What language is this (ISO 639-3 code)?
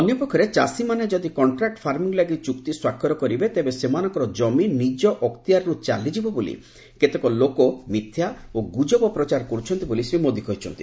ori